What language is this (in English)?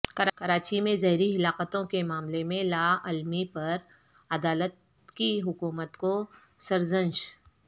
Urdu